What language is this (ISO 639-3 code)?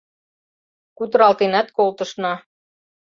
chm